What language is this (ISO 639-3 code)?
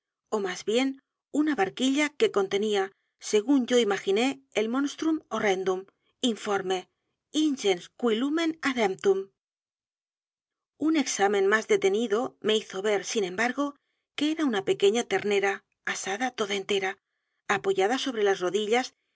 spa